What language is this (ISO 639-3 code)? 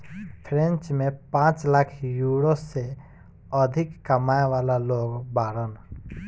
bho